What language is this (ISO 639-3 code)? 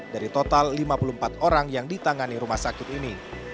ind